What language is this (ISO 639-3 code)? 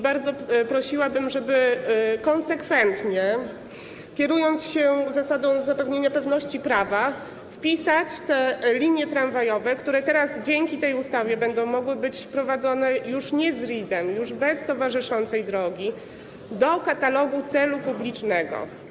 pol